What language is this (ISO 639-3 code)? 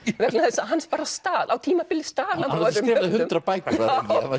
isl